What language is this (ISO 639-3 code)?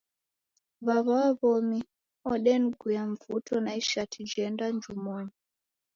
dav